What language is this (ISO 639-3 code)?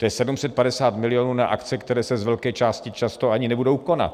ces